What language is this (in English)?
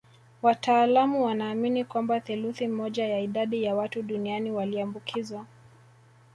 Swahili